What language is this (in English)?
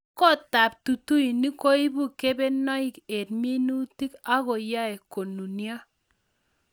Kalenjin